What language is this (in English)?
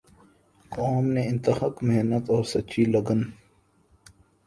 Urdu